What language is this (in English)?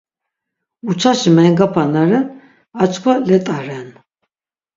Laz